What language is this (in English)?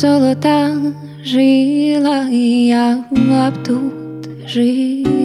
Ukrainian